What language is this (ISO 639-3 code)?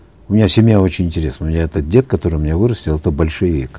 kaz